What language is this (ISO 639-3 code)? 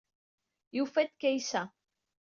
kab